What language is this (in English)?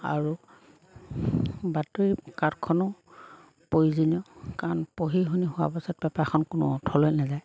Assamese